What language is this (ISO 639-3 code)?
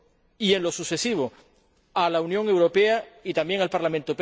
spa